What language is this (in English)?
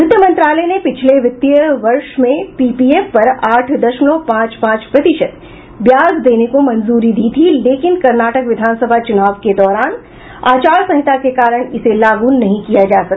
Hindi